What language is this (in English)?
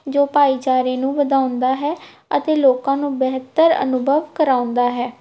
Punjabi